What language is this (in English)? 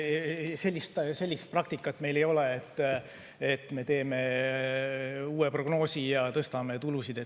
Estonian